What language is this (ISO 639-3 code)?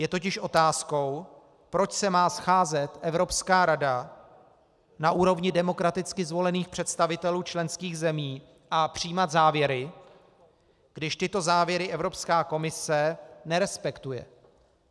ces